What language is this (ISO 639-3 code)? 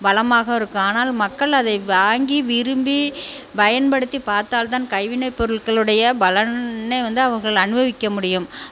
tam